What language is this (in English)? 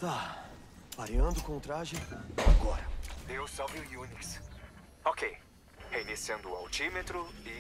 Portuguese